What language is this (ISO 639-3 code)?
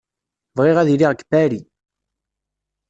kab